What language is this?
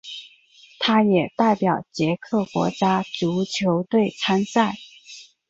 Chinese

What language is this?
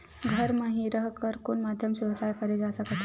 Chhattisgarhi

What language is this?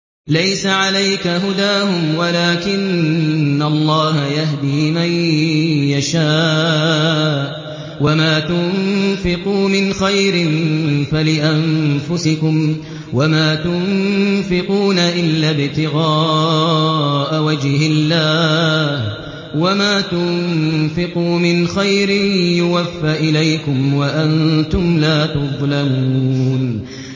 Arabic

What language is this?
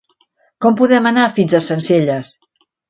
Catalan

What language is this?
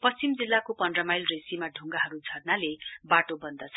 Nepali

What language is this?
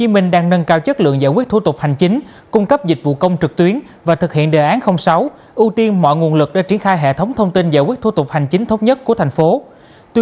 Vietnamese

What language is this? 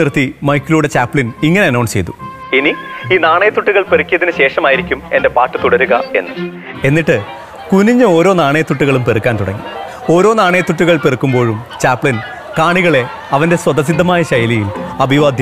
Malayalam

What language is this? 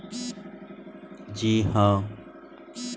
Bhojpuri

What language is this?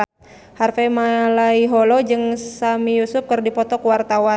Sundanese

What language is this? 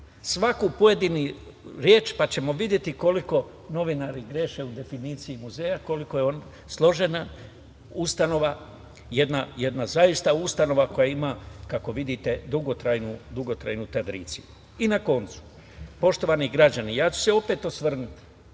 Serbian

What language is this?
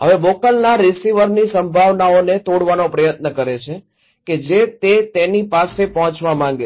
Gujarati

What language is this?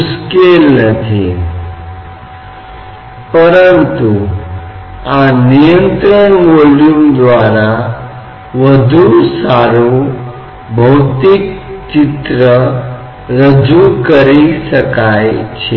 Hindi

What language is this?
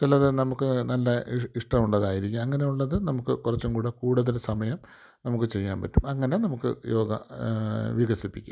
Malayalam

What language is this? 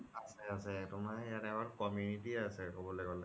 Assamese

